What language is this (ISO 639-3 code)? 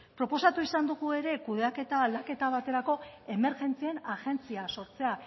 eus